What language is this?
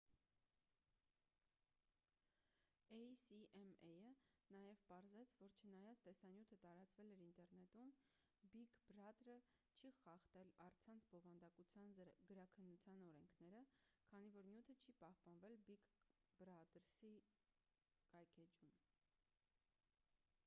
Armenian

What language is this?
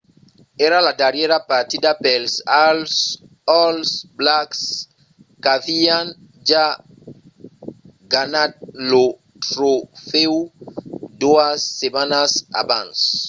Occitan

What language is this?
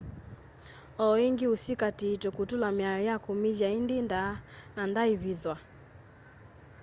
Kamba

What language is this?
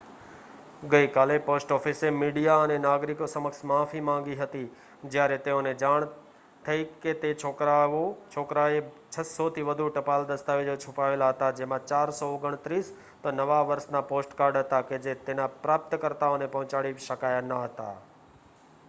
Gujarati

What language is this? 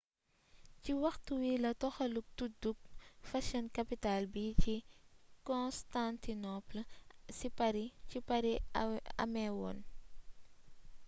Wolof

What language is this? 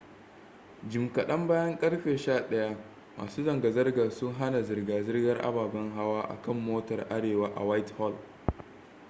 Hausa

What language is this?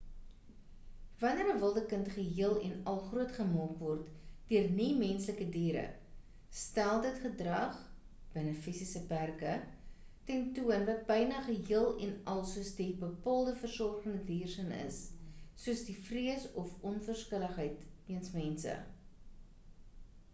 Afrikaans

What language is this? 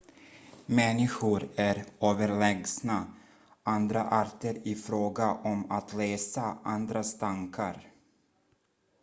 Swedish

